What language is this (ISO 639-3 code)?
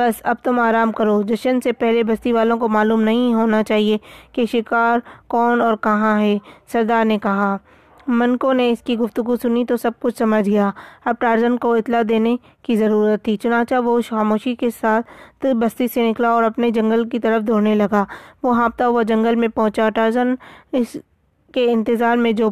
urd